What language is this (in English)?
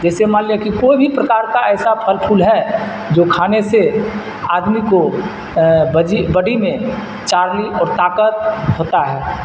Urdu